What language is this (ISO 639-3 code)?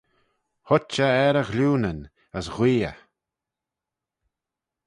glv